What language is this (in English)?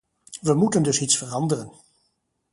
Dutch